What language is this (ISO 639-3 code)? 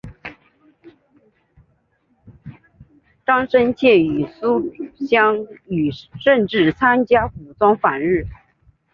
zho